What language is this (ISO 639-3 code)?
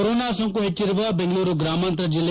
kan